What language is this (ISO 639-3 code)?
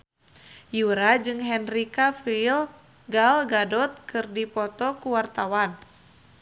sun